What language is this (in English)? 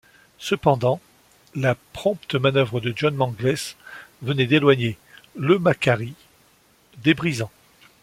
French